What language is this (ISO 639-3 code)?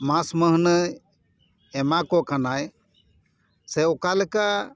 sat